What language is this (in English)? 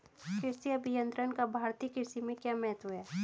Hindi